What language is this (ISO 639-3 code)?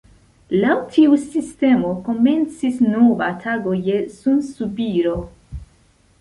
epo